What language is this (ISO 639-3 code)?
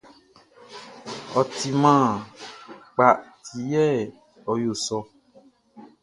bci